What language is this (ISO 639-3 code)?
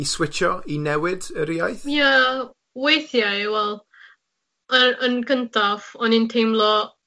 cym